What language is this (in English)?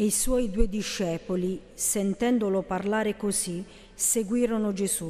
Italian